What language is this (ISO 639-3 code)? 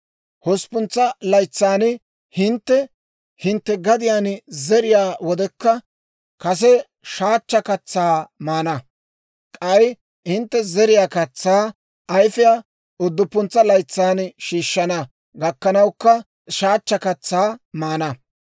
dwr